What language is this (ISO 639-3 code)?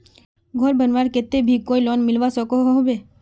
mag